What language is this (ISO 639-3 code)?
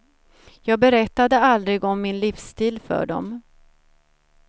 swe